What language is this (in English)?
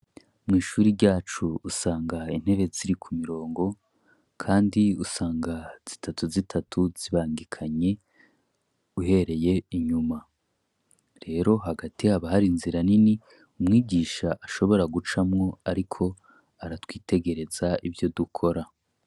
Rundi